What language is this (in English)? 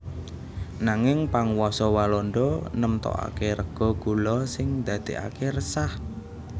Javanese